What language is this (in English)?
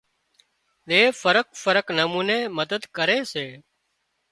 Wadiyara Koli